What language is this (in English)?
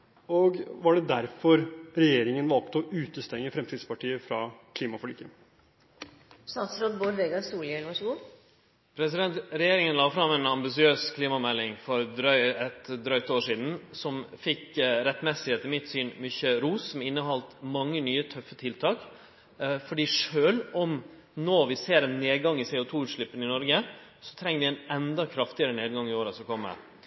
Norwegian